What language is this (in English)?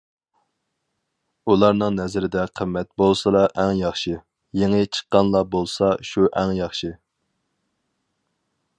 Uyghur